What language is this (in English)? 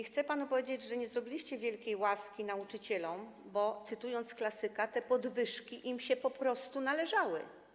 Polish